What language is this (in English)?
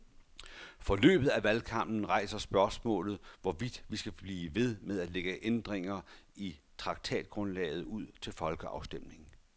Danish